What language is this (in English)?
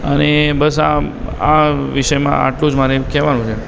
Gujarati